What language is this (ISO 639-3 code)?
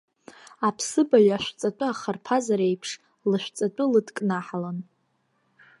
abk